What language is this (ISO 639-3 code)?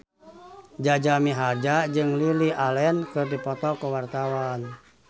sun